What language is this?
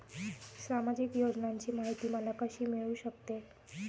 Marathi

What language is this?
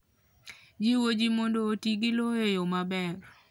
Luo (Kenya and Tanzania)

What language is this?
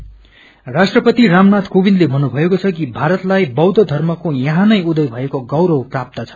Nepali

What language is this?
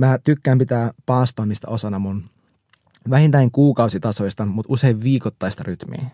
Finnish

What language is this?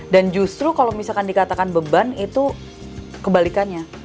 Indonesian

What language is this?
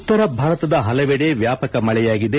Kannada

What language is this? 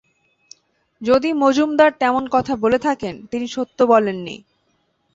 Bangla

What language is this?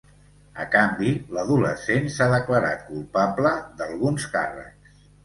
Catalan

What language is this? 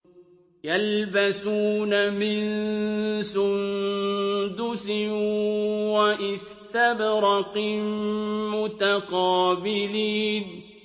Arabic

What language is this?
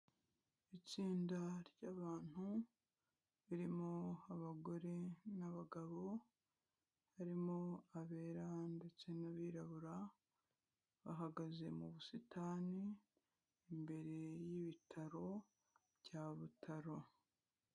Kinyarwanda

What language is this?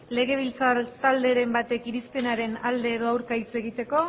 Basque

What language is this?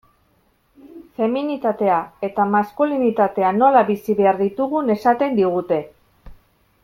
Basque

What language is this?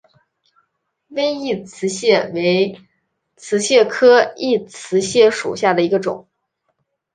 Chinese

